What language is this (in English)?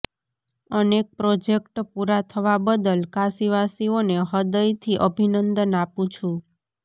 Gujarati